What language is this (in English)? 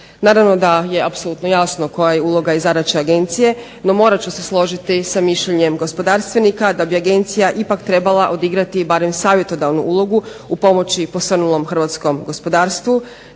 Croatian